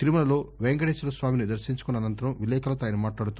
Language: Telugu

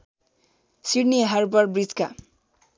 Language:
Nepali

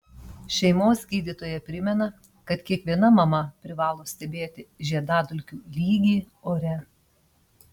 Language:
Lithuanian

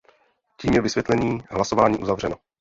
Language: Czech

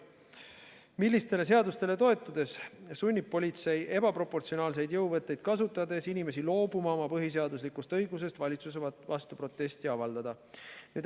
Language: Estonian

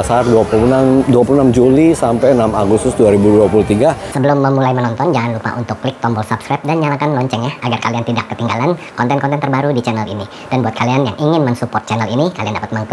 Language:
Indonesian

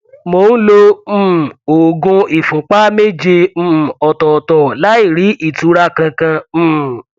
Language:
Yoruba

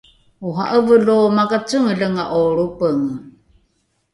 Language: Rukai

